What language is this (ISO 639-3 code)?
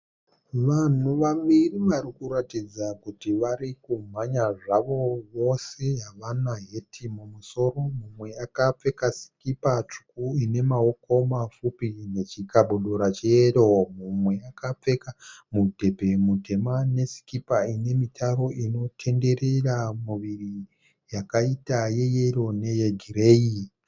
sna